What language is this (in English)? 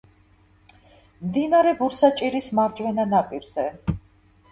Georgian